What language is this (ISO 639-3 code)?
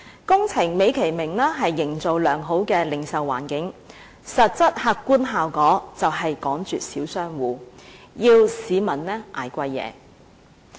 yue